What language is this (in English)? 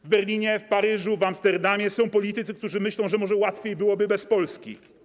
Polish